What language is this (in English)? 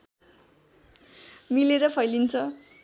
Nepali